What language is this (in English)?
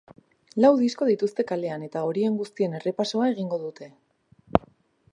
Basque